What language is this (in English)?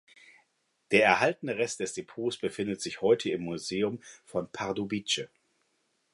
German